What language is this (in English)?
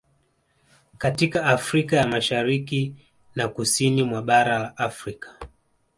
Swahili